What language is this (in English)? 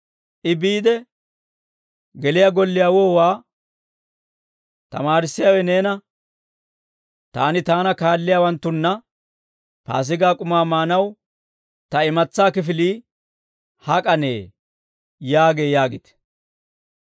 Dawro